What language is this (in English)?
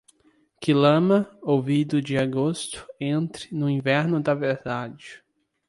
Portuguese